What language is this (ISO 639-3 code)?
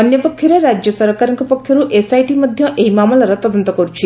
ori